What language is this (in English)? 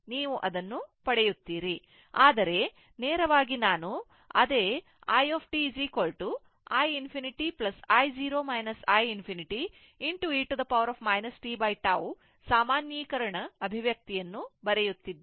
Kannada